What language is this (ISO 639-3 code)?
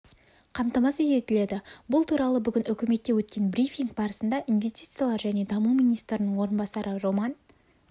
kaz